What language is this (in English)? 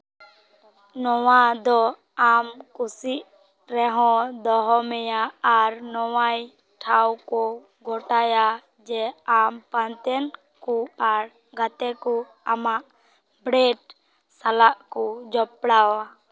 Santali